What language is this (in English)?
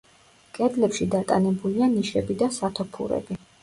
Georgian